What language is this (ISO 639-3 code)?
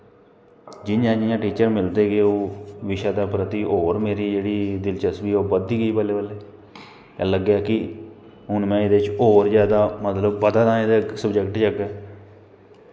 doi